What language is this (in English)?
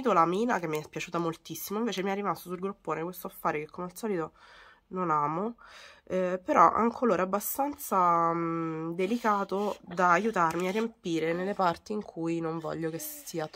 Italian